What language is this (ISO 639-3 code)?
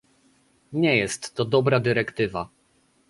pol